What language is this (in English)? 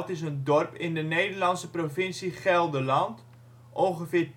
Dutch